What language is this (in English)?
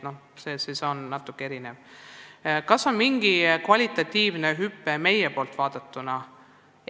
Estonian